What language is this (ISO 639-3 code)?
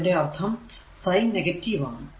mal